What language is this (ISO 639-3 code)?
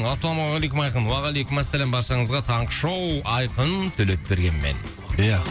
kaz